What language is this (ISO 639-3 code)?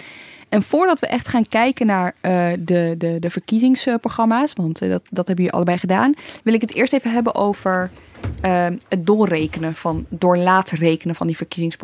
nld